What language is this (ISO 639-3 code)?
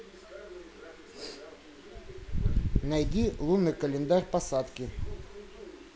rus